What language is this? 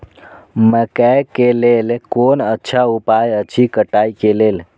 Maithili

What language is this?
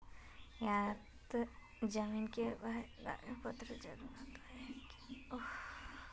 Magahi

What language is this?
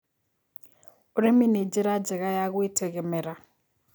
Kikuyu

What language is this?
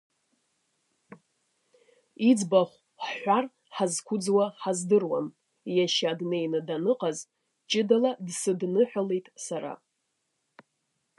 Abkhazian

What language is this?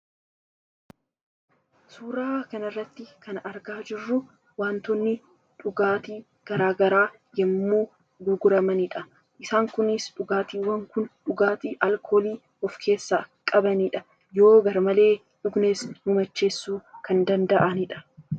Oromo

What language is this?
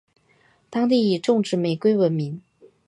Chinese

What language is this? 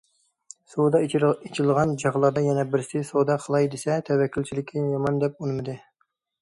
Uyghur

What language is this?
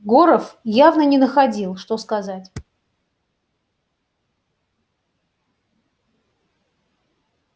Russian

